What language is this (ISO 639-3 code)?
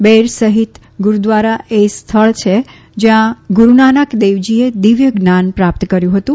guj